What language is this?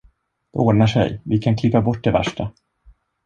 Swedish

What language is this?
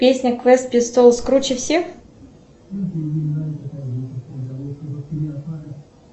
Russian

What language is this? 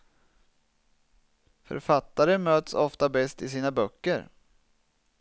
Swedish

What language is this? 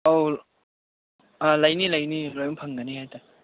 Manipuri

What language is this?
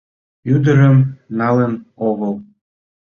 Mari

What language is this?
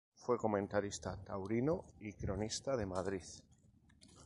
Spanish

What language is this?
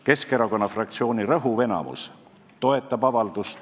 Estonian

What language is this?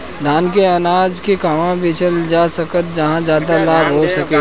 Bhojpuri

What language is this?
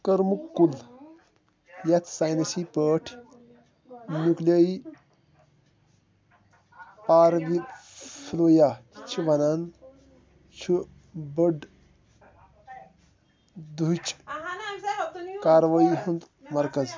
Kashmiri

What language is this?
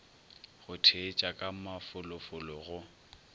Northern Sotho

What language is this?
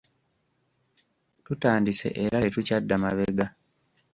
Ganda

